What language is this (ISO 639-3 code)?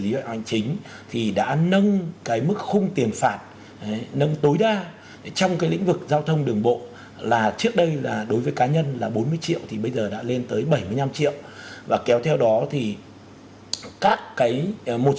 vie